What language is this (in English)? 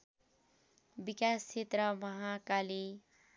Nepali